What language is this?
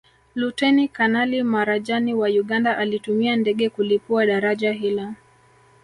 Swahili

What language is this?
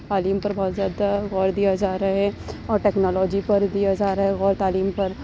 Urdu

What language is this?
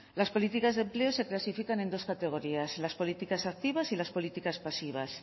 Spanish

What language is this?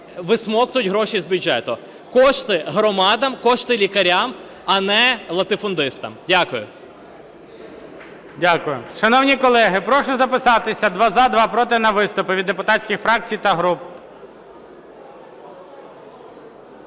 Ukrainian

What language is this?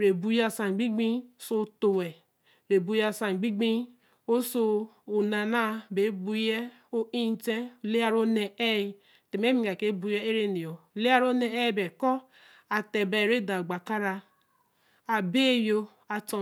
Eleme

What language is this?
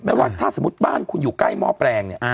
Thai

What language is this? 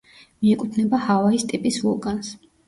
Georgian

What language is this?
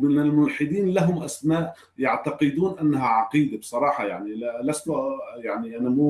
Arabic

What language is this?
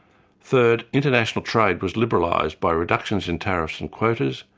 English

